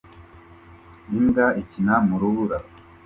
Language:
Kinyarwanda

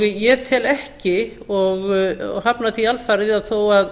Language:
Icelandic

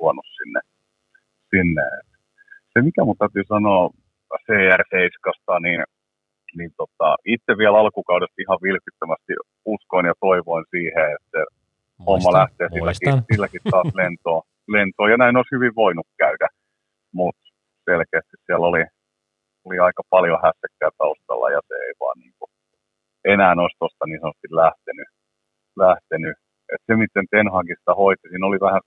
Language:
Finnish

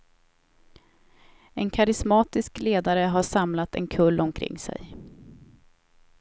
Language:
Swedish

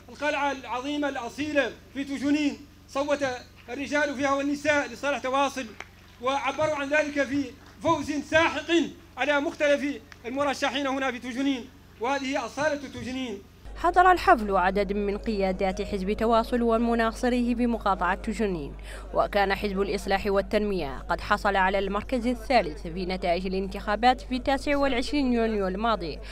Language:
Arabic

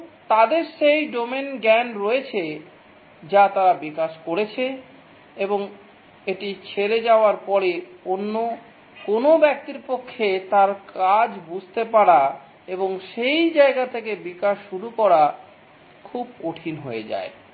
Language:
Bangla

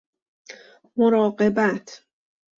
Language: Persian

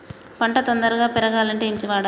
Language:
Telugu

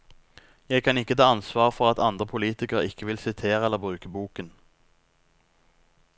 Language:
Norwegian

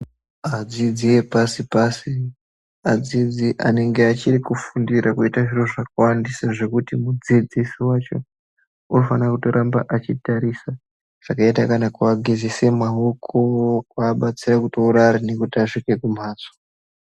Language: Ndau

